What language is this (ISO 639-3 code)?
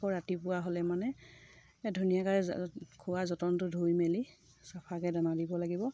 asm